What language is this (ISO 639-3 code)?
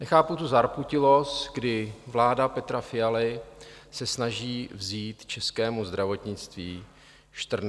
ces